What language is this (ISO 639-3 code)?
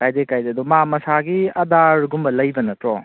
mni